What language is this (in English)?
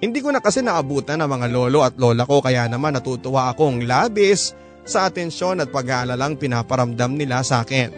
Filipino